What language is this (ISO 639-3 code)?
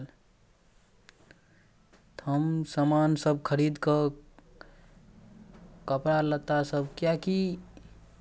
mai